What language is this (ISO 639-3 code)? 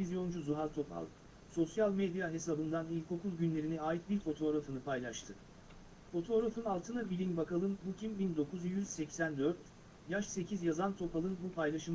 tur